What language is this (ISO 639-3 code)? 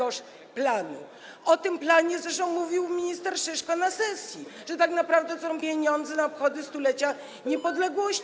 pol